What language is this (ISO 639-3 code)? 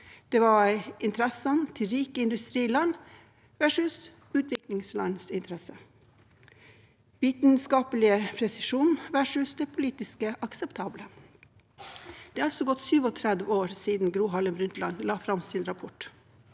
nor